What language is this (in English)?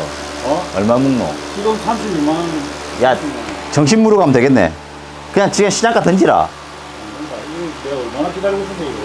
Korean